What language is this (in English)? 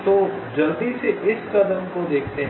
Hindi